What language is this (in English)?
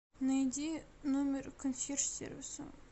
Russian